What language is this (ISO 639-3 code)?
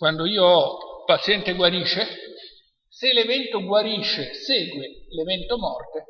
ita